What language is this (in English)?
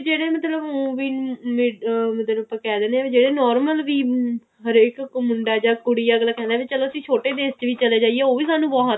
Punjabi